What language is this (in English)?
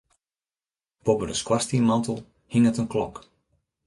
Western Frisian